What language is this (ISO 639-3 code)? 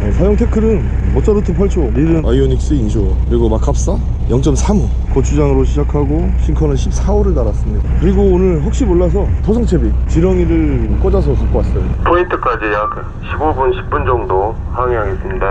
kor